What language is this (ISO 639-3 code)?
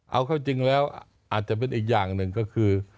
tha